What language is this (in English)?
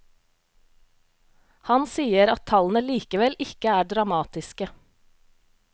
Norwegian